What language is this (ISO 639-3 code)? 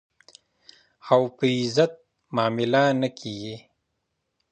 pus